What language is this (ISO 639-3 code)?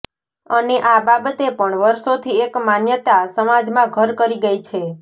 guj